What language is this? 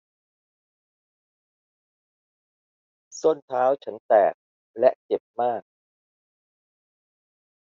Thai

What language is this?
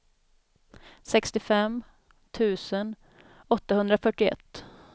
Swedish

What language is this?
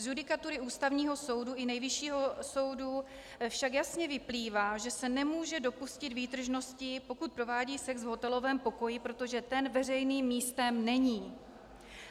Czech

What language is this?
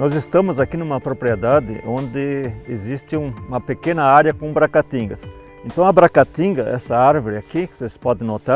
Portuguese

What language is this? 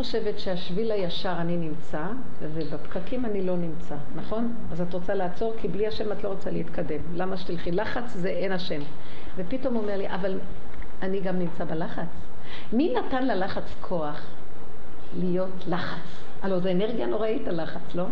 Hebrew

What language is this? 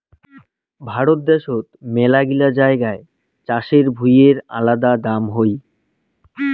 Bangla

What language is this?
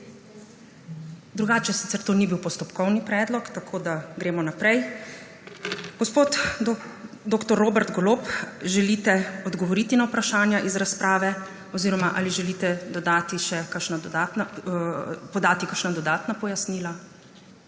Slovenian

